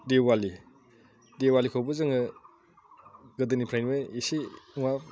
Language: Bodo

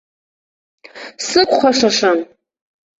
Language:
Abkhazian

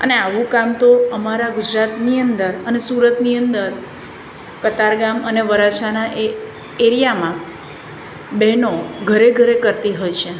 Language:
Gujarati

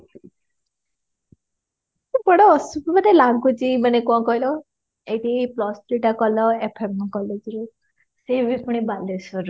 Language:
Odia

